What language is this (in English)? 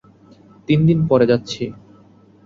Bangla